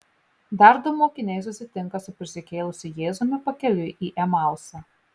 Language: Lithuanian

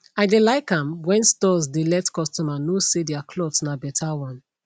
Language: Nigerian Pidgin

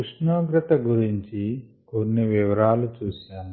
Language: Telugu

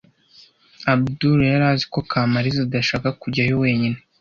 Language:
Kinyarwanda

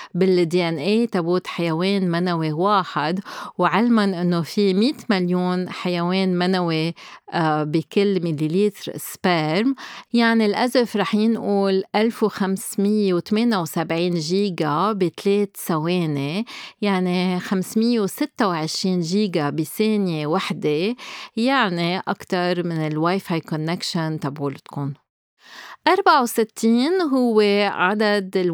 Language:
Arabic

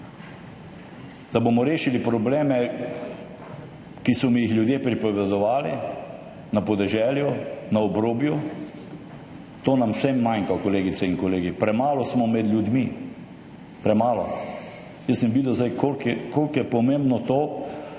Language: Slovenian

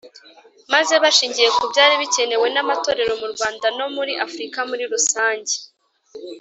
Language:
Kinyarwanda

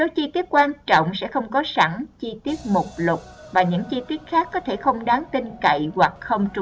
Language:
Vietnamese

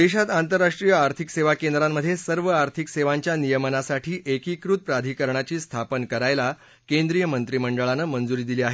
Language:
Marathi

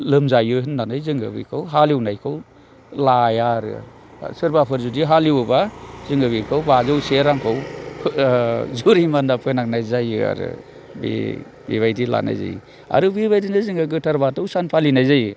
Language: Bodo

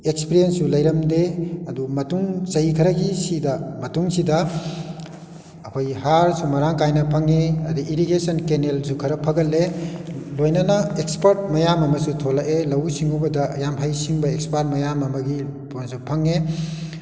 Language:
Manipuri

